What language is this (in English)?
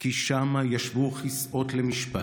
Hebrew